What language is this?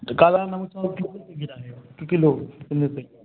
Hindi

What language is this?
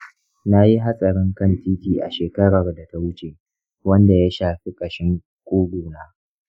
Hausa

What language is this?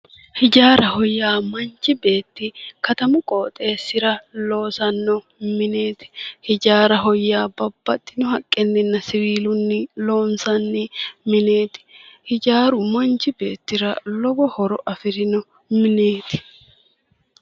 Sidamo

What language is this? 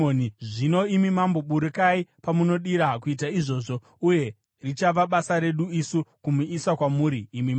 Shona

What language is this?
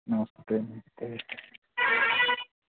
Dogri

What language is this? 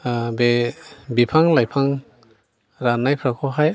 Bodo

